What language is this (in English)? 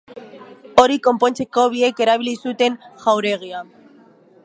Basque